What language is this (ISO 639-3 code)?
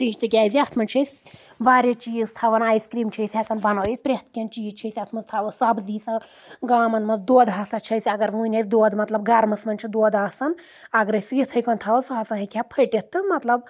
kas